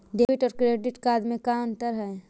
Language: Magahi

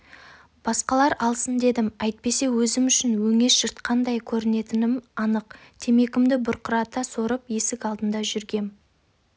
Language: Kazakh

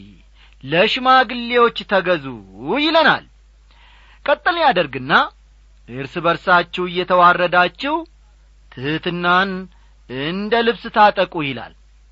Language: Amharic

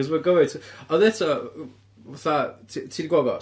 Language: Welsh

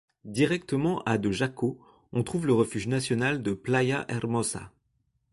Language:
French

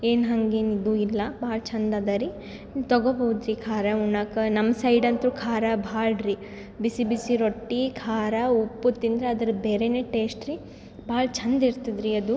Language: Kannada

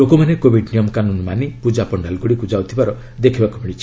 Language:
Odia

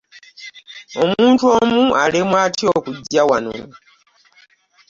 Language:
Ganda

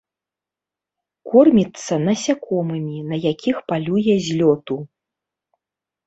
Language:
Belarusian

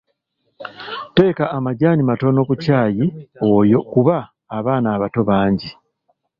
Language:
Ganda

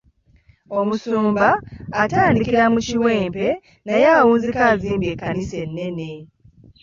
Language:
Ganda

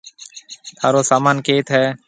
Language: Marwari (Pakistan)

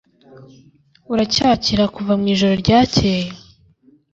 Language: Kinyarwanda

